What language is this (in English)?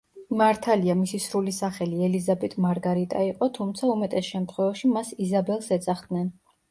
Georgian